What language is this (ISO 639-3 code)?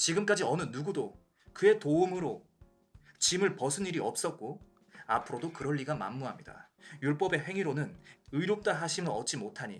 kor